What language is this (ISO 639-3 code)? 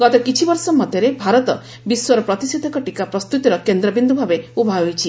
ori